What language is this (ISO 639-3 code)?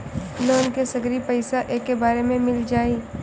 bho